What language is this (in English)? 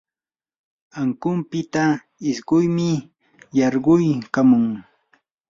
Yanahuanca Pasco Quechua